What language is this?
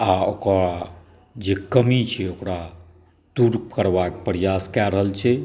Maithili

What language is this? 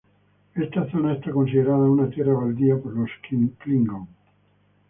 Spanish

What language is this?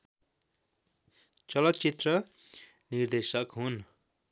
Nepali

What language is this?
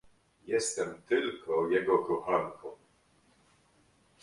Polish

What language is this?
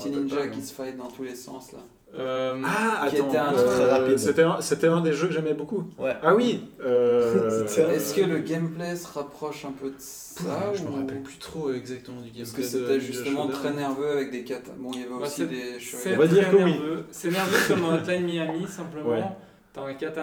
French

